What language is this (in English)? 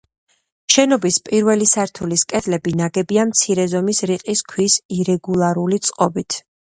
Georgian